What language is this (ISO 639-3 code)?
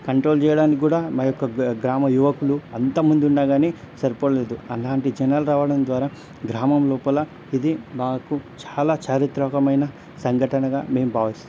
tel